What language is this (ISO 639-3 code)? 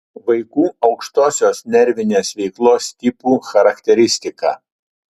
lit